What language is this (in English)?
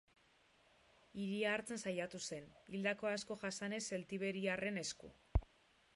Basque